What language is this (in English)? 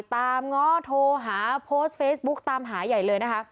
Thai